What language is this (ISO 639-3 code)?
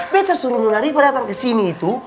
ind